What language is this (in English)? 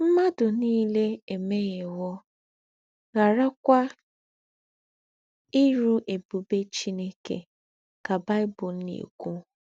Igbo